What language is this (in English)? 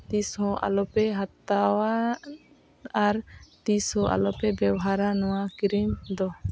Santali